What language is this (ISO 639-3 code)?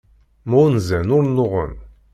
kab